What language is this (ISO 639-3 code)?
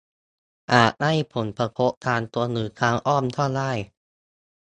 tha